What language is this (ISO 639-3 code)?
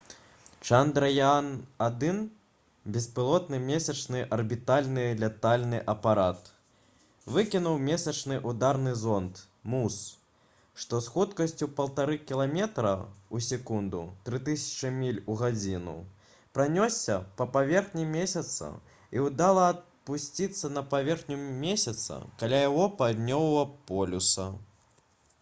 bel